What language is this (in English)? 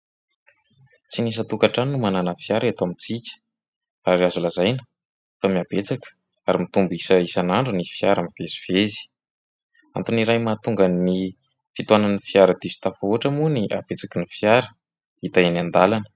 Malagasy